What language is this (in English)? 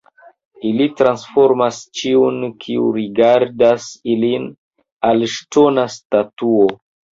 Esperanto